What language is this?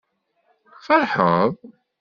Kabyle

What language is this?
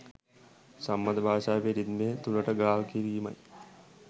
Sinhala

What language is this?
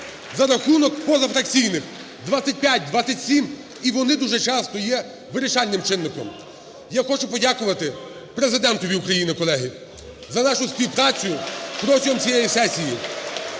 Ukrainian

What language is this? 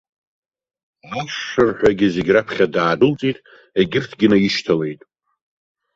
Abkhazian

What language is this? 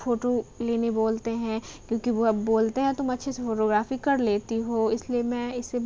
Urdu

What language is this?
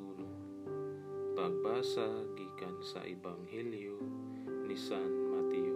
Filipino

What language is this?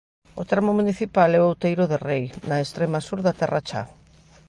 Galician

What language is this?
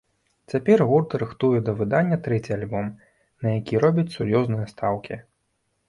Belarusian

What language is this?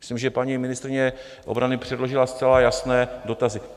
Czech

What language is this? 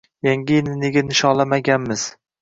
Uzbek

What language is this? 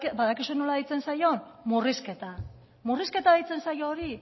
Basque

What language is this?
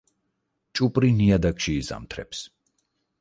Georgian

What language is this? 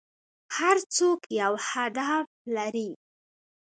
Pashto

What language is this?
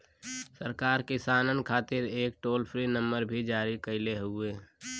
Bhojpuri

